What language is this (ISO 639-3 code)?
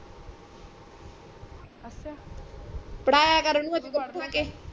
pan